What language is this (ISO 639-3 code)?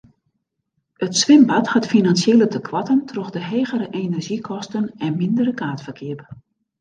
fry